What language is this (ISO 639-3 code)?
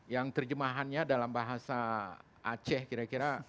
ind